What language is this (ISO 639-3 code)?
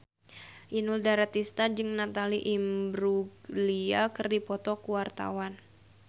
sun